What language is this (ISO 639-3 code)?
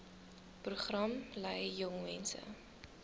afr